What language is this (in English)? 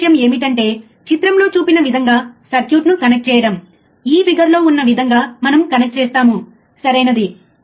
Telugu